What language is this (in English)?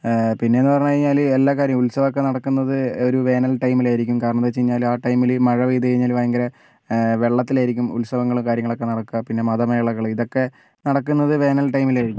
Malayalam